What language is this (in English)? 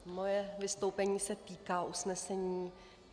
Czech